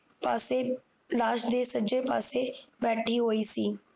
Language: Punjabi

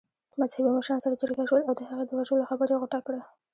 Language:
Pashto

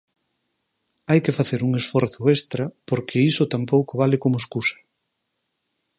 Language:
Galician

